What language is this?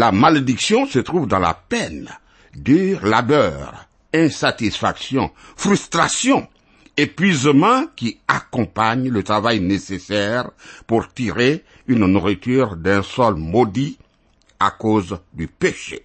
French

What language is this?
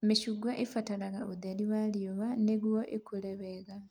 Kikuyu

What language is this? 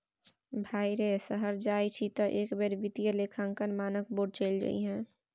Maithili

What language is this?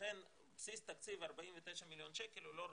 Hebrew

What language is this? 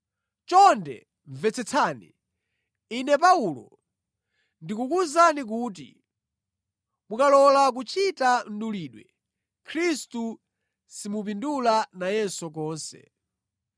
Nyanja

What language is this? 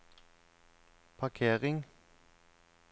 Norwegian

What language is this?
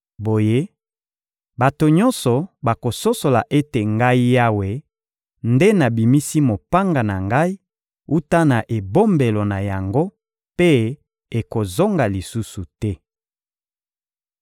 Lingala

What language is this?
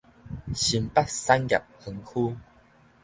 Min Nan Chinese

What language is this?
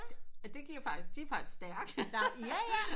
Danish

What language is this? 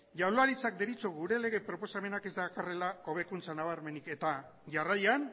Basque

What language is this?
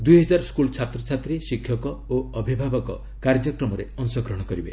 Odia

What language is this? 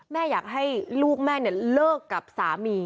Thai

